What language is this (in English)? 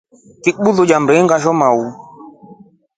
Rombo